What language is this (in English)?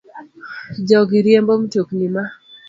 Luo (Kenya and Tanzania)